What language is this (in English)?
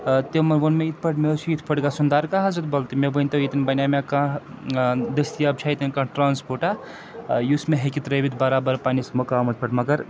Kashmiri